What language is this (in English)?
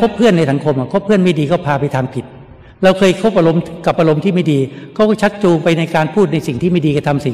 Thai